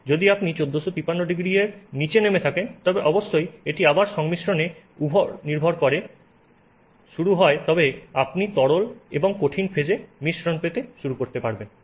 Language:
Bangla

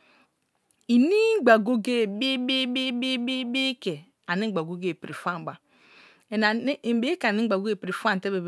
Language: Kalabari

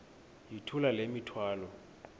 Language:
Xhosa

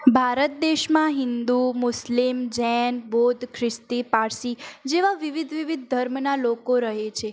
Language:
Gujarati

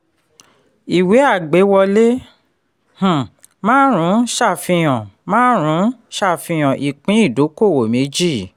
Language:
Yoruba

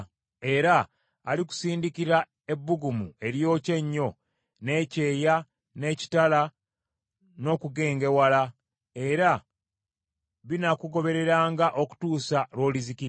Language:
Ganda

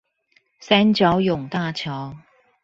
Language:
Chinese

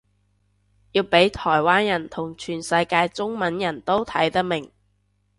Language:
Cantonese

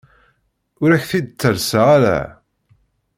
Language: Kabyle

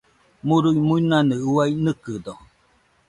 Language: Nüpode Huitoto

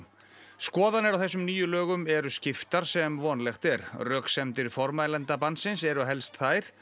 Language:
Icelandic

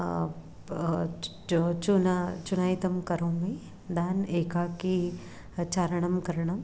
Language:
Sanskrit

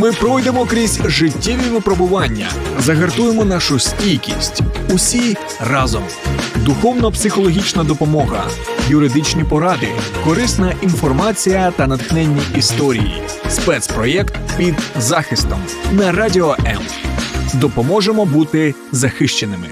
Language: Ukrainian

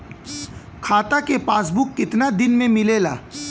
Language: Bhojpuri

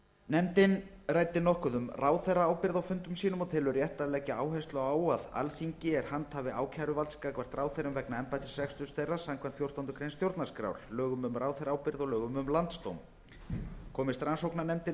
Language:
Icelandic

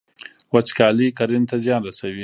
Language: Pashto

